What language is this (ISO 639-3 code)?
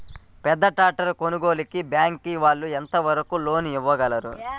tel